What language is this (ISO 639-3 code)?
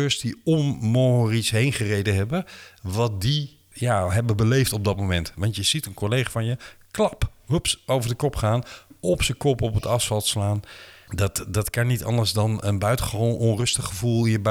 nld